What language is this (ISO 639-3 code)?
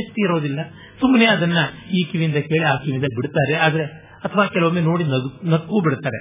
kan